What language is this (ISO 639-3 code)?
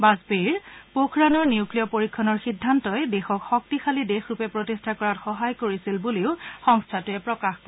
asm